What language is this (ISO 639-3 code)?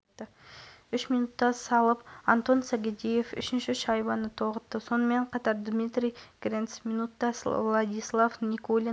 kaz